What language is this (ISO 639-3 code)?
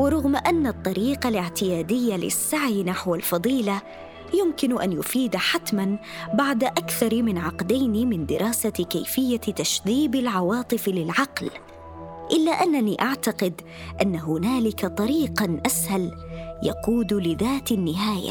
ara